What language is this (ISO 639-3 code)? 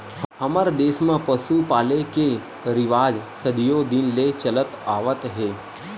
hne